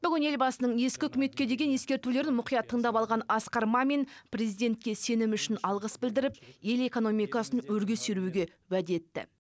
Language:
Kazakh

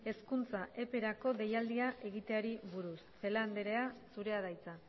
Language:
Basque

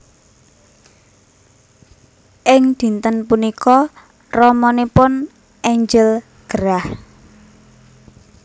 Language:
Javanese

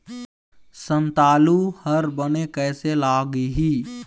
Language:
Chhattisgarhi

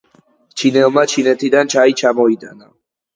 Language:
Georgian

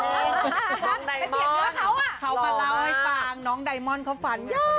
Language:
Thai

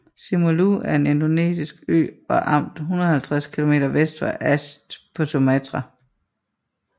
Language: Danish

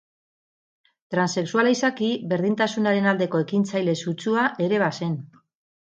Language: Basque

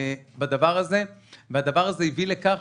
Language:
Hebrew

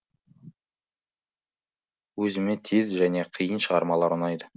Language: Kazakh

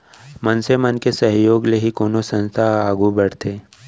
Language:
Chhattisgarhi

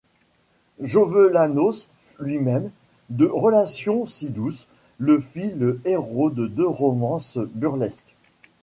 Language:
French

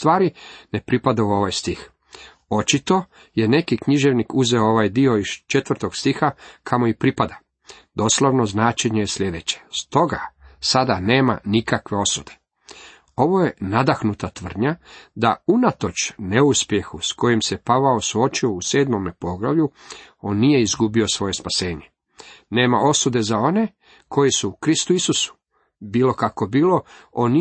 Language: Croatian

